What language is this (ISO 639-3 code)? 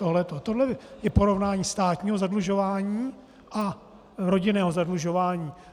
ces